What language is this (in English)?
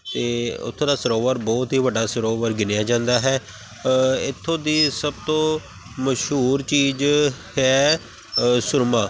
Punjabi